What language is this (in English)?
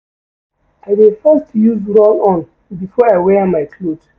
Nigerian Pidgin